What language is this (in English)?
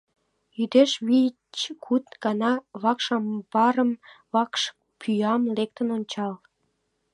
Mari